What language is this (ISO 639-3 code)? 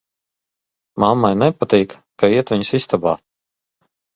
lav